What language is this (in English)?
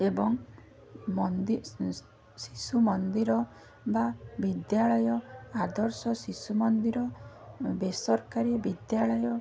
Odia